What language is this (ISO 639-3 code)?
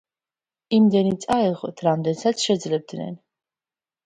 kat